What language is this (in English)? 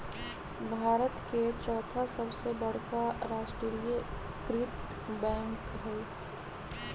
Magahi